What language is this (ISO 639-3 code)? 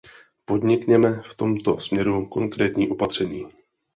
ces